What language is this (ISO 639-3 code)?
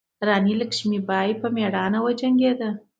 pus